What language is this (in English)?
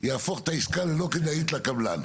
Hebrew